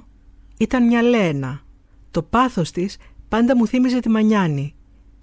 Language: Greek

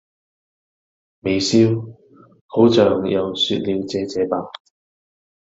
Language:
Cantonese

